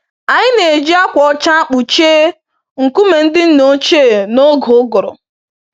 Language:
Igbo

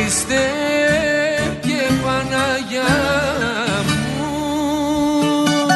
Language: Greek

